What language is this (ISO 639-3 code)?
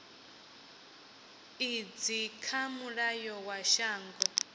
ven